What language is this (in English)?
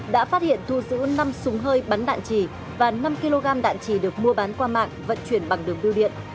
Vietnamese